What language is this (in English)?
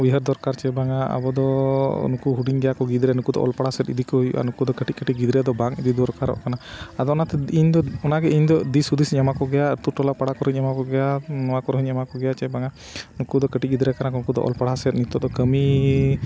Santali